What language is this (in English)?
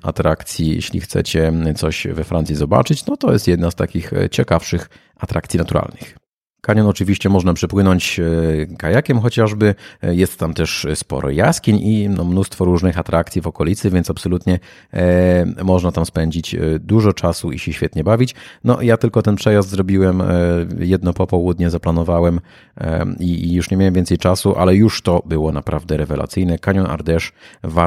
Polish